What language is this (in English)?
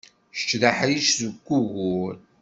Kabyle